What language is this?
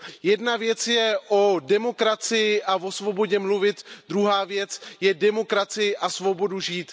Czech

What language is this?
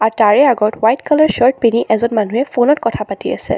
Assamese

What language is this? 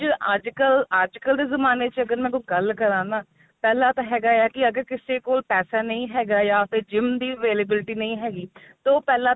Punjabi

